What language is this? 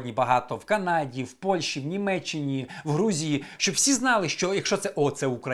Ukrainian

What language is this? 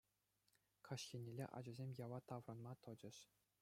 Chuvash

